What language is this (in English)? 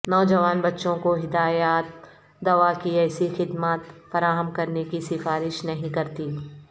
Urdu